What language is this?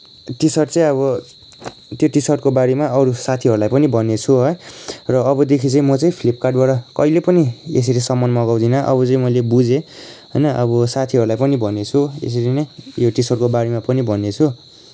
Nepali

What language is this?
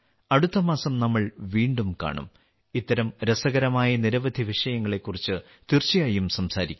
Malayalam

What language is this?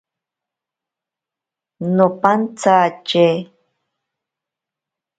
Ashéninka Perené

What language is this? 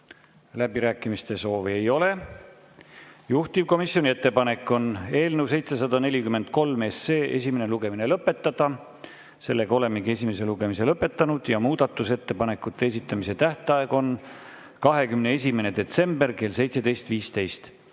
Estonian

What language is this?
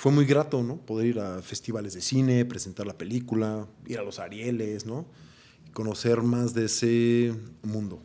Spanish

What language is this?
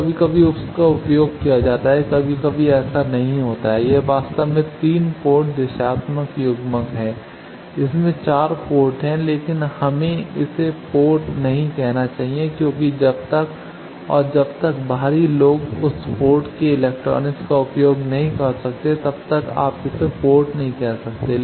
Hindi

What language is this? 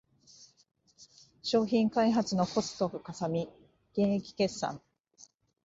Japanese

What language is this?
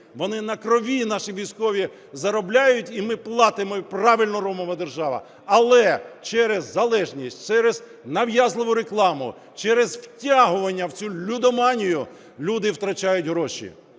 Ukrainian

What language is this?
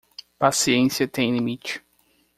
Portuguese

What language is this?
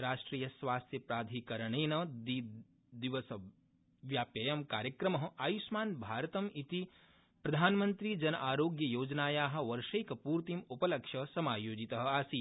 Sanskrit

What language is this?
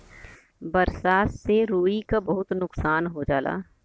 Bhojpuri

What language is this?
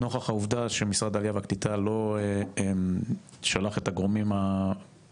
Hebrew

